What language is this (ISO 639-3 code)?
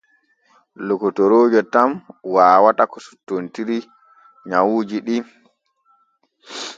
fue